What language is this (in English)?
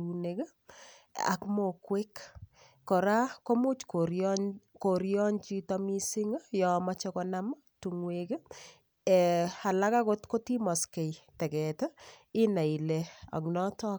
Kalenjin